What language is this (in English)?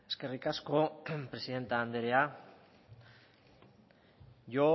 Basque